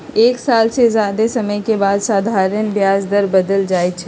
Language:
Magahi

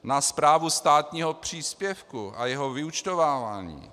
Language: Czech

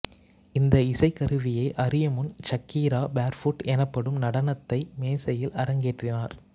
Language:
Tamil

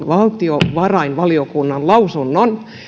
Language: Finnish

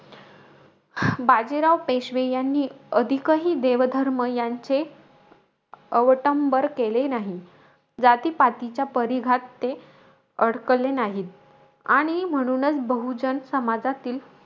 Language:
Marathi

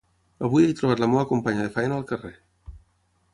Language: Catalan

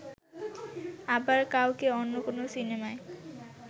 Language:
Bangla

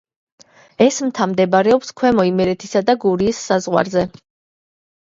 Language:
Georgian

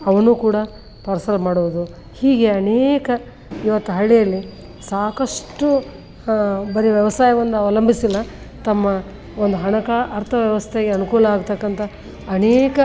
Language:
Kannada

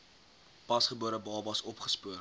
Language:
Afrikaans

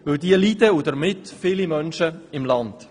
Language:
Swiss German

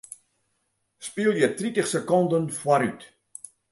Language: Western Frisian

